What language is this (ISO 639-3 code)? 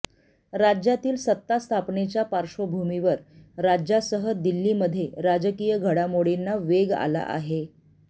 mar